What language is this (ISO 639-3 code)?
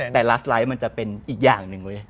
tha